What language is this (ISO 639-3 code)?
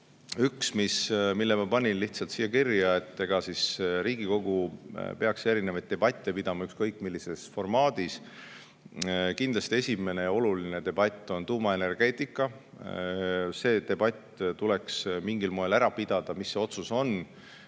est